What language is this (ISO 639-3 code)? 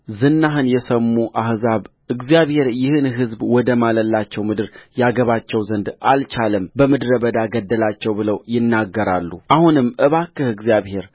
amh